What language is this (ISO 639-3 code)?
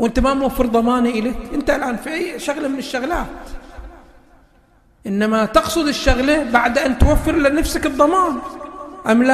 ara